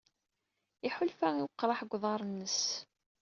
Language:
Kabyle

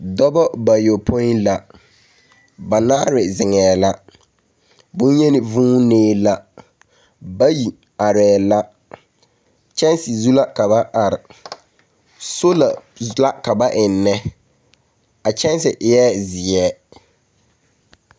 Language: Southern Dagaare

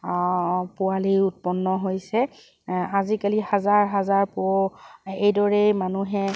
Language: Assamese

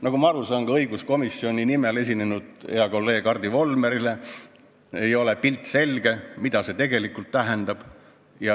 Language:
Estonian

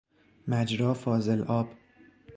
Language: Persian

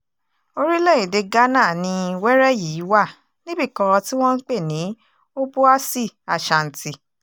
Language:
Yoruba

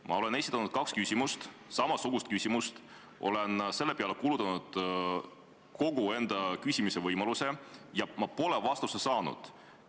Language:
Estonian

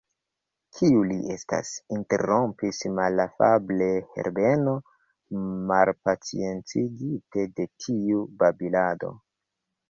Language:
Esperanto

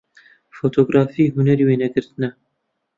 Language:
Central Kurdish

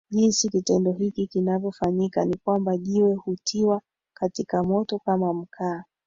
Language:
Swahili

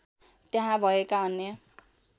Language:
Nepali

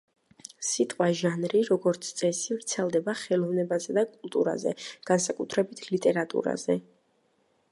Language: Georgian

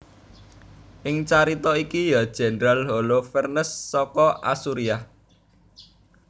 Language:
Javanese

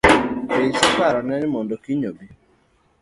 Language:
Luo (Kenya and Tanzania)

